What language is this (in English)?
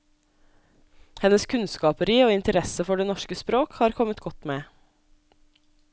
Norwegian